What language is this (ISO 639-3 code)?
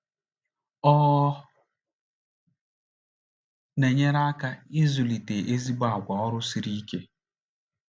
ibo